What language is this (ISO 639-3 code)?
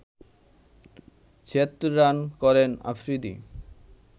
ben